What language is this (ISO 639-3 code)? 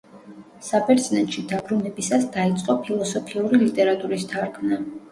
kat